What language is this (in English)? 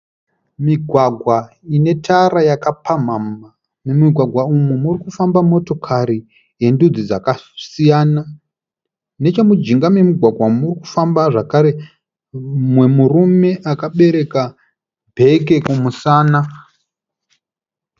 Shona